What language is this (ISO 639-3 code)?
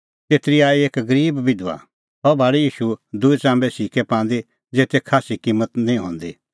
kfx